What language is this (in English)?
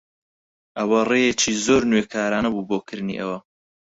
Central Kurdish